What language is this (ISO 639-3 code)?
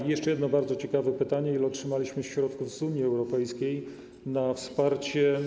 pol